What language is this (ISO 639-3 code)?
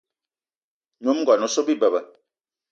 eto